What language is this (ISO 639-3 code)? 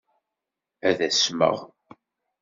kab